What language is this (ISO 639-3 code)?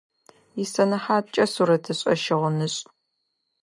ady